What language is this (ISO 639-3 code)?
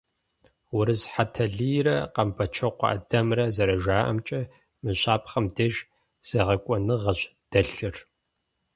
kbd